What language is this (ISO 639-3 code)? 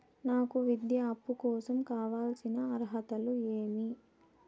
tel